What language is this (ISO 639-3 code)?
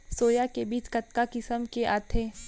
hne